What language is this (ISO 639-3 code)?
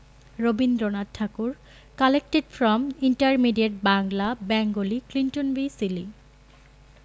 ben